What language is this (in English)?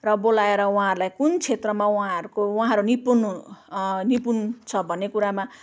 Nepali